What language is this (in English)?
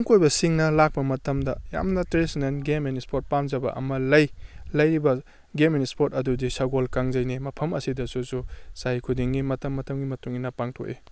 Manipuri